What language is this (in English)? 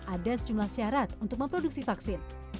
Indonesian